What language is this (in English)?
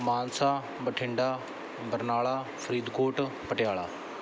Punjabi